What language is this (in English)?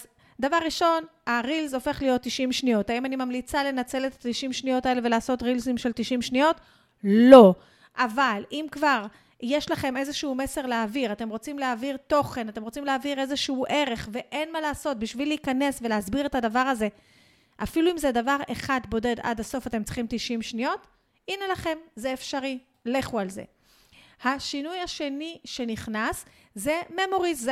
Hebrew